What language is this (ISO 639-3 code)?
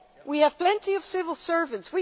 eng